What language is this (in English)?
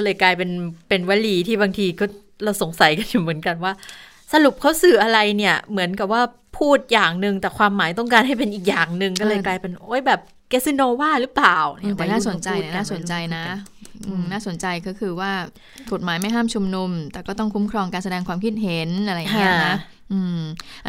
Thai